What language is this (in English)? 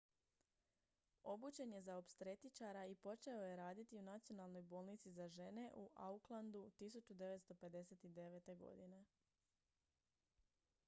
Croatian